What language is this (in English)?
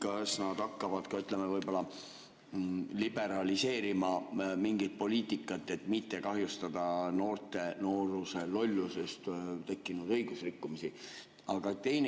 Estonian